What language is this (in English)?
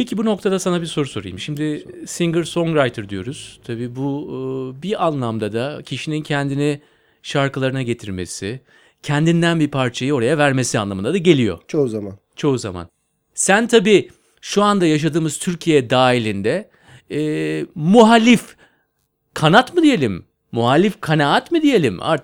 Turkish